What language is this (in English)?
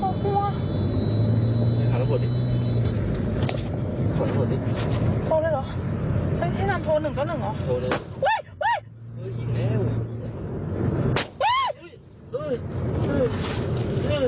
Thai